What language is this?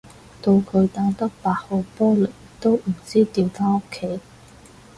Cantonese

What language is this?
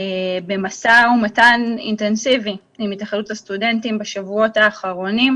Hebrew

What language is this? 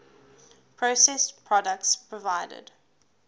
English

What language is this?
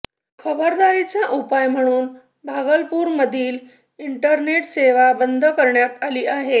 Marathi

